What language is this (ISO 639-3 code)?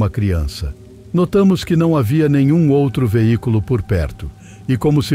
por